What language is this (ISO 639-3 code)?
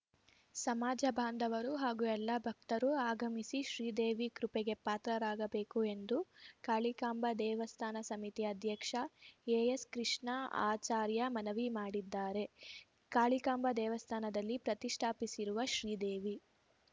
kan